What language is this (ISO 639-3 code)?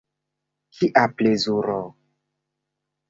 epo